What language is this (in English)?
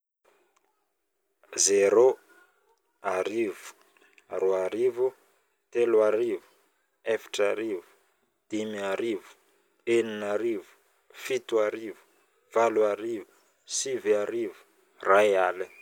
Northern Betsimisaraka Malagasy